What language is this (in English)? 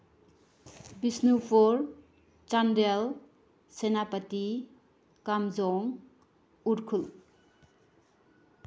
Manipuri